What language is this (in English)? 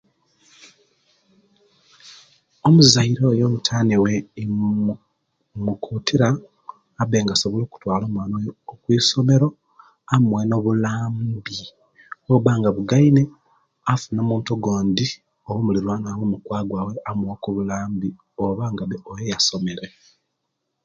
Kenyi